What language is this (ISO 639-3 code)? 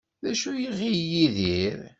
kab